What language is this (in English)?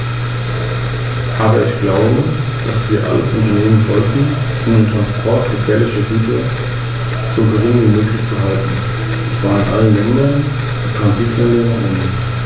German